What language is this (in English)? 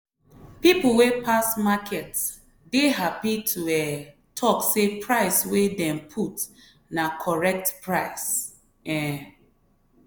Nigerian Pidgin